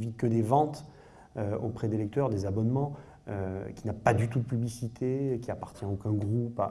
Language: French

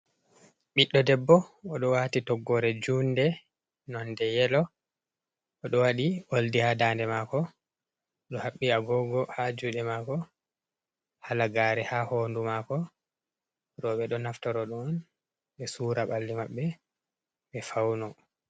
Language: Fula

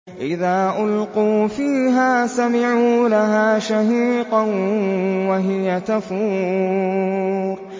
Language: Arabic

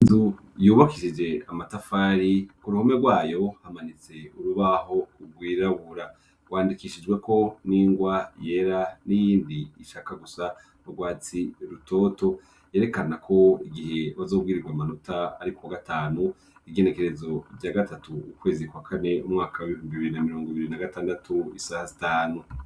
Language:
Rundi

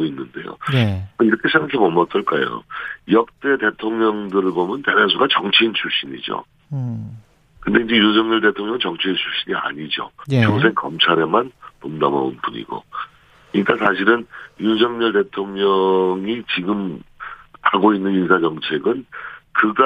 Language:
Korean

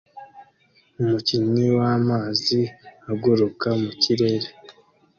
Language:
Kinyarwanda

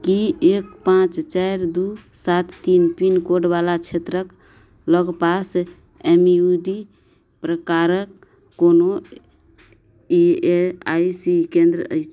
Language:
Maithili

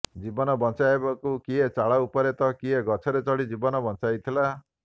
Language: Odia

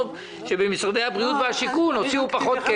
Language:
Hebrew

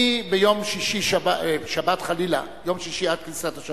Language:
Hebrew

